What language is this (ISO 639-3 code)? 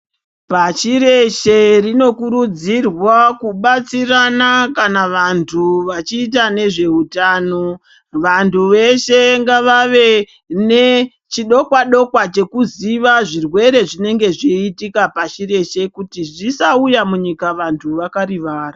ndc